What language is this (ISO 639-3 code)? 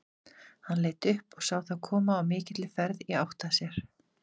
isl